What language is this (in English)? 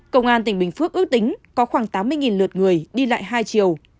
Vietnamese